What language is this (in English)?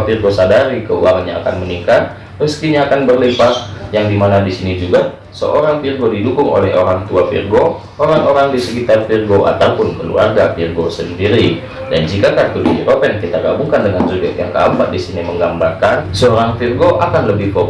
Indonesian